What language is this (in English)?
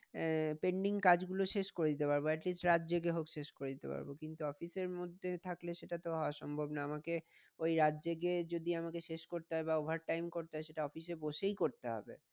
Bangla